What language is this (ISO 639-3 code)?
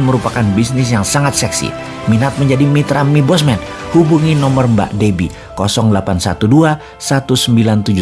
ind